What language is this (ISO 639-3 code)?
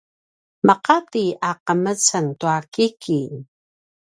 pwn